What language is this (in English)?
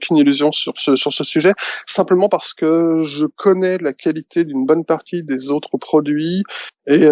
French